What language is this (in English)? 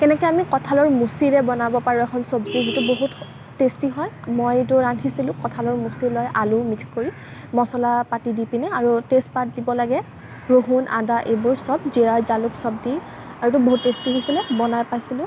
Assamese